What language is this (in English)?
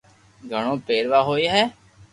Loarki